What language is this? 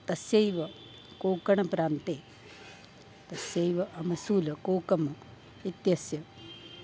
Sanskrit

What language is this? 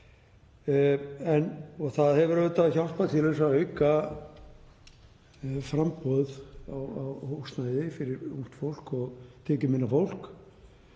Icelandic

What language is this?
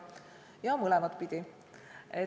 Estonian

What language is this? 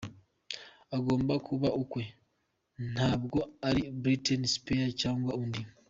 Kinyarwanda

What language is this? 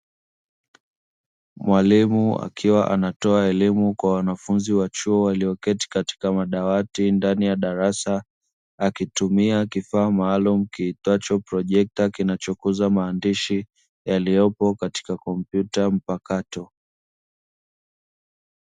Swahili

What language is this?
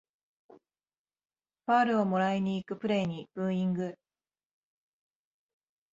Japanese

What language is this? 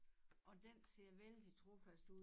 Danish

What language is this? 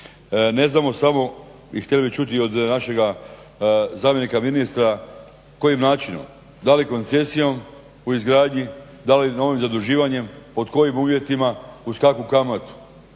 Croatian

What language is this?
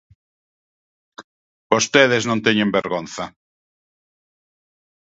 Galician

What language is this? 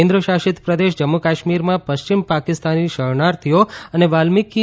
Gujarati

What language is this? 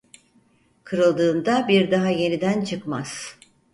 Turkish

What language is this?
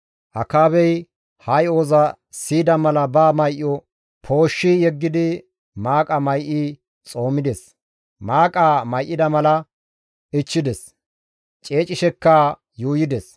Gamo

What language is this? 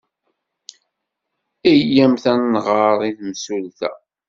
Kabyle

